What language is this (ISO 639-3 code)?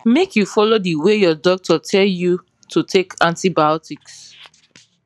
pcm